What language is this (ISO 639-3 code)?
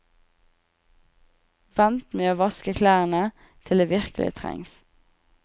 nor